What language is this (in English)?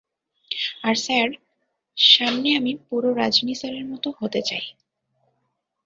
Bangla